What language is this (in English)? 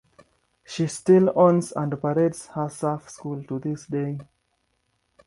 English